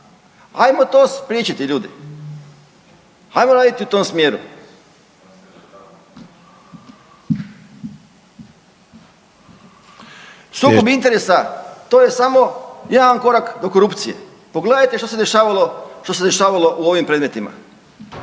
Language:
Croatian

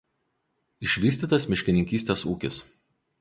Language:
Lithuanian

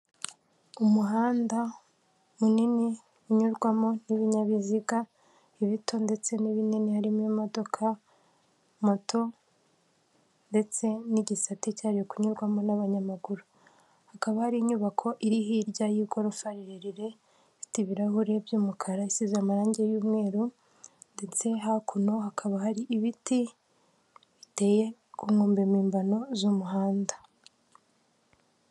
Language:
Kinyarwanda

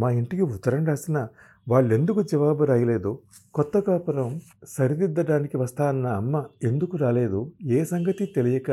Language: Telugu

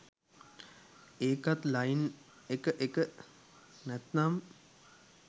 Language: Sinhala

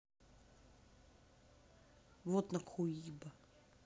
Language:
Russian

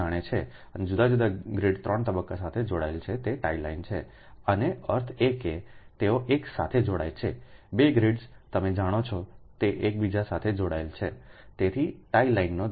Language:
Gujarati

